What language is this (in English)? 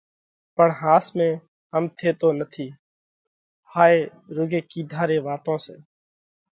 Parkari Koli